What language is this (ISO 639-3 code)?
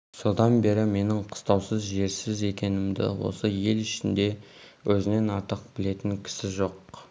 kaz